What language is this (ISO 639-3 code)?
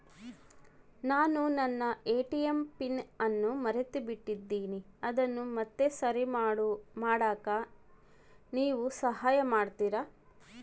kan